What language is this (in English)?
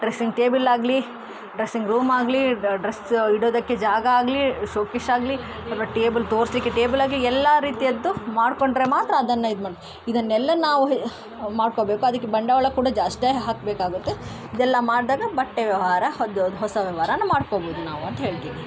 Kannada